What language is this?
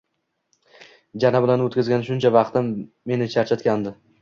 Uzbek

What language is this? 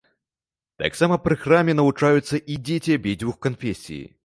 Belarusian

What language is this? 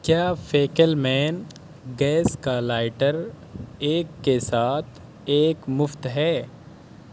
Urdu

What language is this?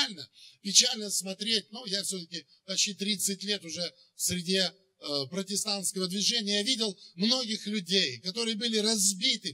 Russian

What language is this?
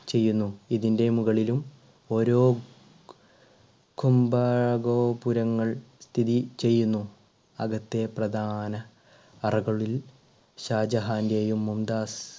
Malayalam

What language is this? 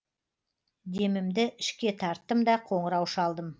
Kazakh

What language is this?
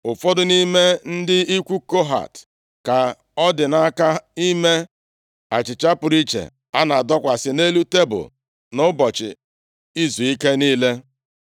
Igbo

